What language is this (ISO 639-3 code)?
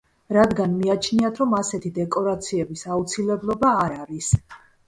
kat